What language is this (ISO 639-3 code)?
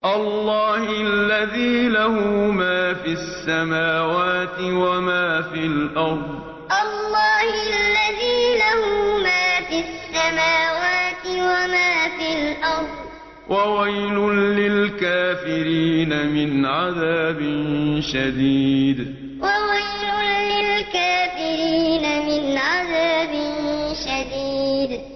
ara